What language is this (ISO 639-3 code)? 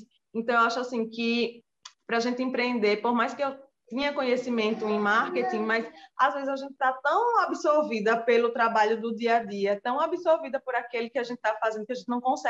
por